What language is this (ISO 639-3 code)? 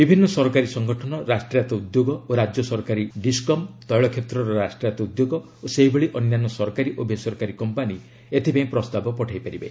ori